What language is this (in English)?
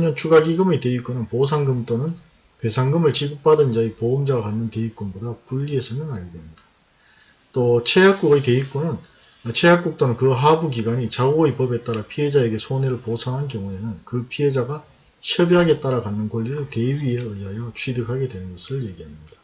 Korean